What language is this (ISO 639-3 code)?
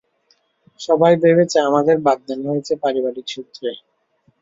ben